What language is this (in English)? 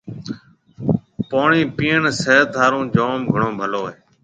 Marwari (Pakistan)